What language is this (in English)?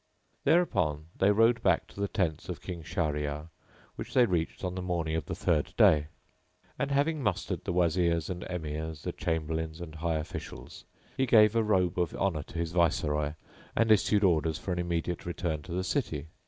English